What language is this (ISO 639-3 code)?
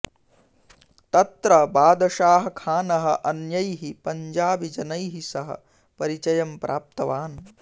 san